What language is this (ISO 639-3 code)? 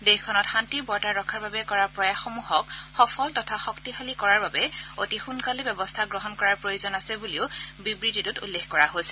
asm